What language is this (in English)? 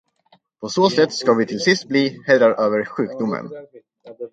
Swedish